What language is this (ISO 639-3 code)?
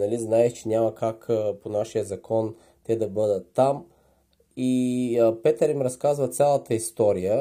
bul